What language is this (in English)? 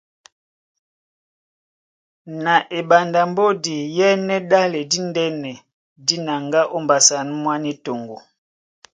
Duala